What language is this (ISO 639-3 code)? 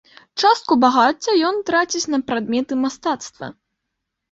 bel